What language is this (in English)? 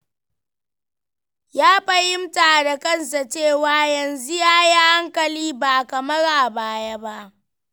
Hausa